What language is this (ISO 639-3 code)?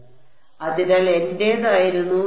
mal